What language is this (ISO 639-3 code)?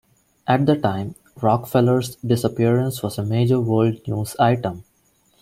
eng